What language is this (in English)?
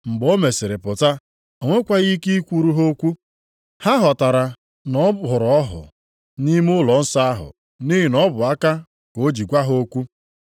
Igbo